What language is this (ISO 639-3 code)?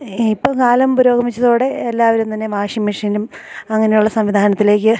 mal